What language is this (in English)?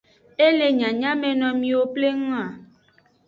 Aja (Benin)